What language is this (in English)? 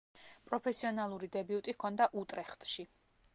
Georgian